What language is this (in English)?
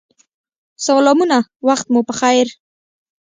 Pashto